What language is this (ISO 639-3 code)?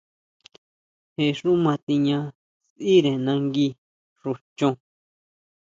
mau